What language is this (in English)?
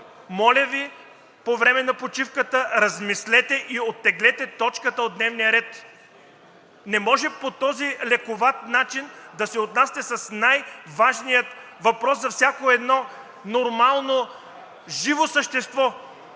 Bulgarian